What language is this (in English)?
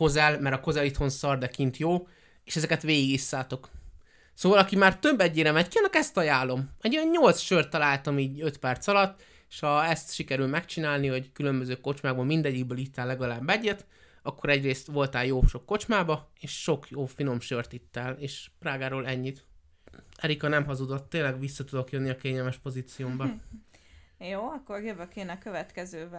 Hungarian